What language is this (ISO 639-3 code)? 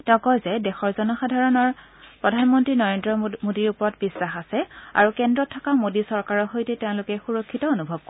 asm